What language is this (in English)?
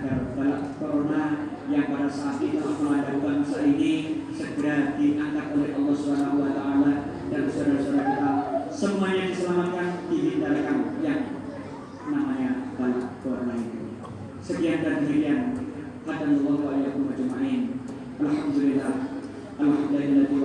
Indonesian